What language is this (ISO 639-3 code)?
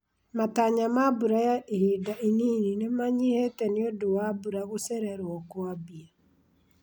kik